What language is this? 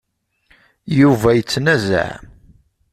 Kabyle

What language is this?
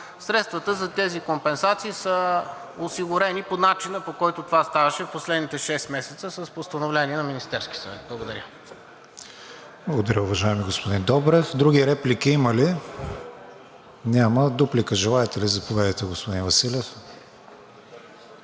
Bulgarian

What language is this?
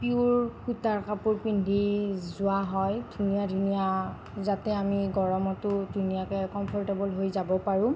Assamese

